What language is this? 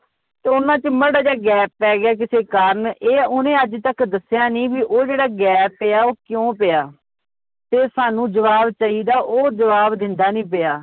Punjabi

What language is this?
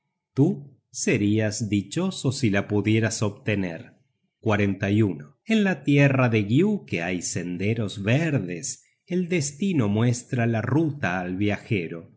Spanish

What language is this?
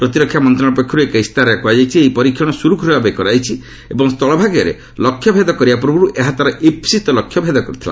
Odia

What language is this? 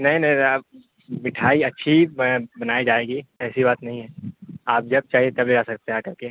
Urdu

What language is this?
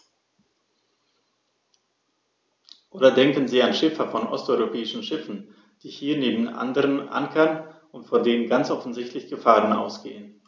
German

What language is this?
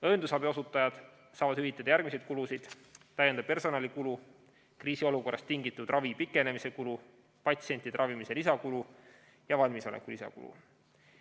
Estonian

